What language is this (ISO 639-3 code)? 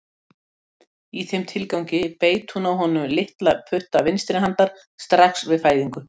isl